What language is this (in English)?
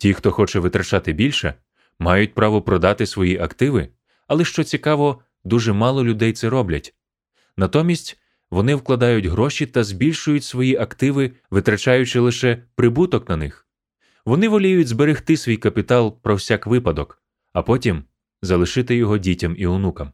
Ukrainian